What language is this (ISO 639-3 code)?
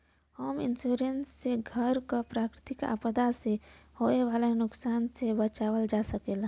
bho